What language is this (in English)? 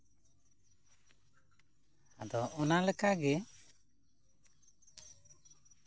Santali